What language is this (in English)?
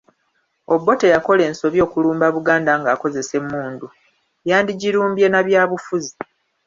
Ganda